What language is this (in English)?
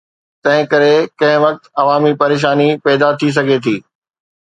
Sindhi